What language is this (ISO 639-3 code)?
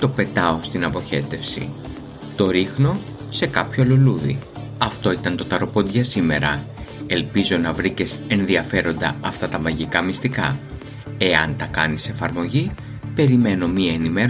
ell